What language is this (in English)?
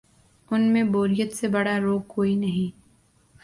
Urdu